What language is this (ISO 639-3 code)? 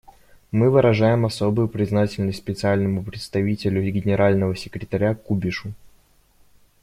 rus